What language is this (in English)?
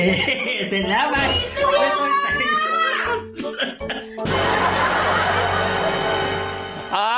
Thai